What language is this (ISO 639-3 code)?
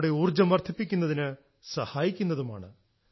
mal